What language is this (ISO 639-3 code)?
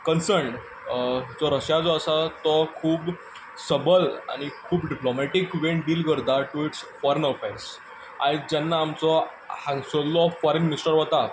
kok